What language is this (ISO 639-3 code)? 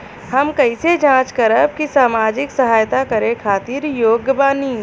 bho